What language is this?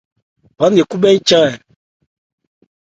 Ebrié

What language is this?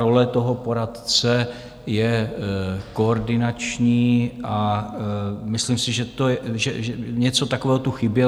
Czech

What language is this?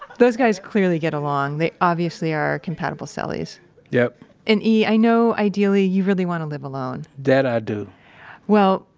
English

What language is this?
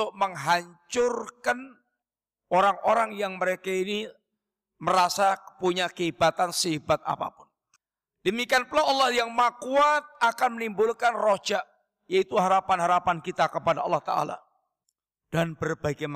Indonesian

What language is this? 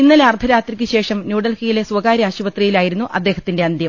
Malayalam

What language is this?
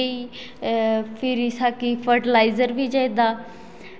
Dogri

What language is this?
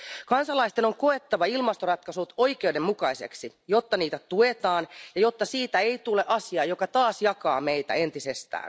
Finnish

